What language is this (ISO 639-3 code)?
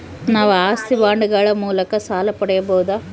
kan